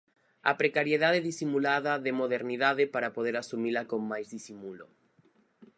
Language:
Galician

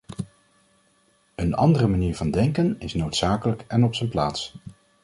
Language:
Dutch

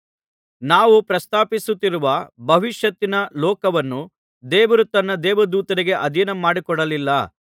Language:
Kannada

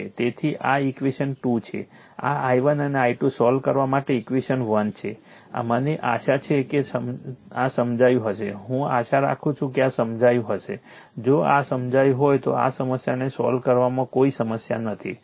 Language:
Gujarati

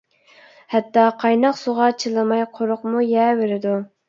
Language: Uyghur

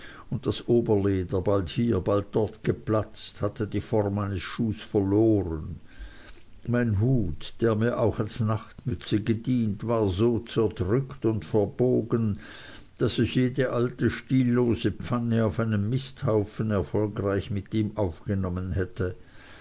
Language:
German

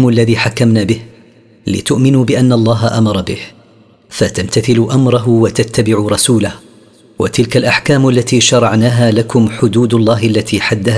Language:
Arabic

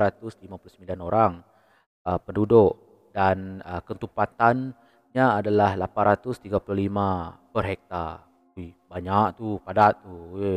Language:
Malay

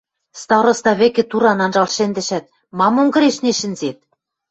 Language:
Western Mari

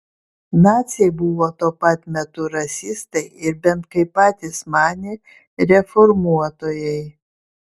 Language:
Lithuanian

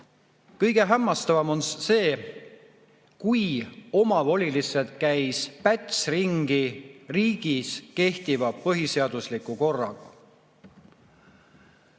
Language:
Estonian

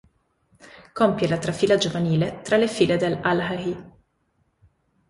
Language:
Italian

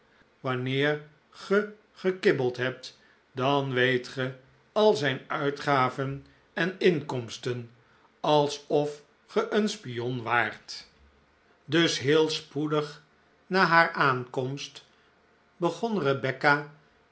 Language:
Dutch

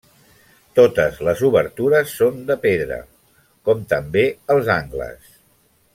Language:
Catalan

